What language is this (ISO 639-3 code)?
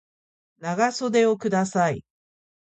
jpn